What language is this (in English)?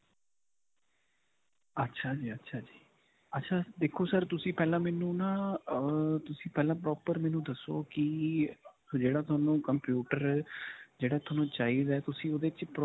Punjabi